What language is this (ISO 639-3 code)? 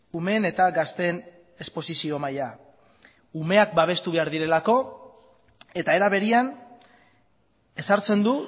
eus